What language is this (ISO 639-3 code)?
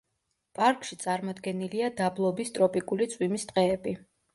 kat